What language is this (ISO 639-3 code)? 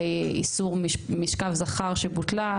heb